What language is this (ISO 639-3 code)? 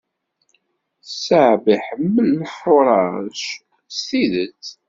kab